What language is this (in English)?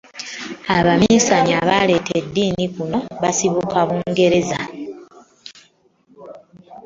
Ganda